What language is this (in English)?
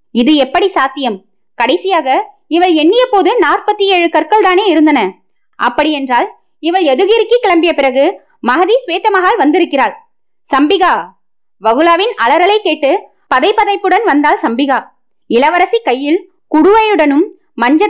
Tamil